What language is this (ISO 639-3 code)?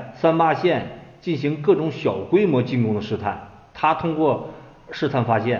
zho